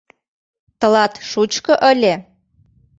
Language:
Mari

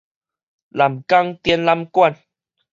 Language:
Min Nan Chinese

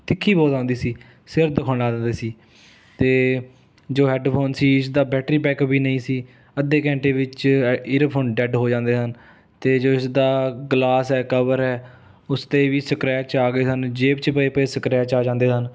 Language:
Punjabi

